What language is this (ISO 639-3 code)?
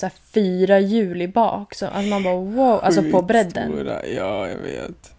swe